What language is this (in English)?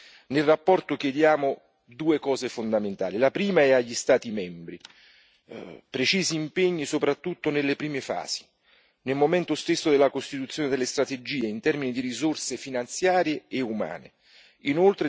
Italian